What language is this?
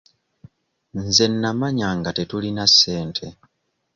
Ganda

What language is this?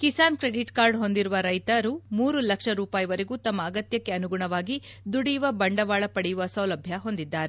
Kannada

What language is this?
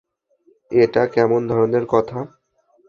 Bangla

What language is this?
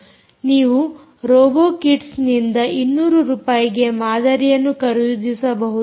Kannada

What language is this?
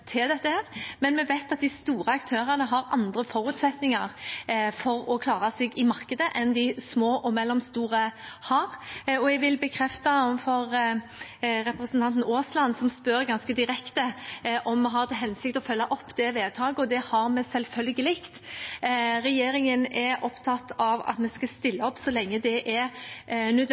Norwegian Bokmål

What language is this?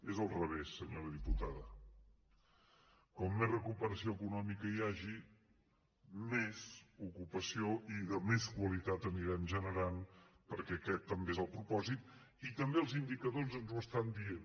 Catalan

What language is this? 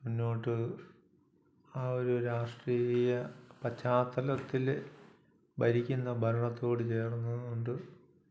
Malayalam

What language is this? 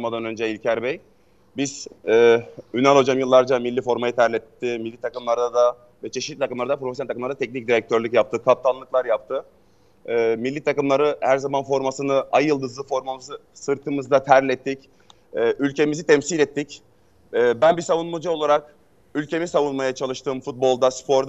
Turkish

